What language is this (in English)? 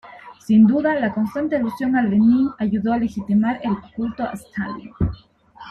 Spanish